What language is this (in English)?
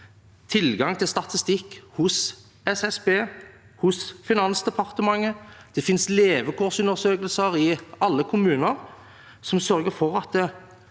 Norwegian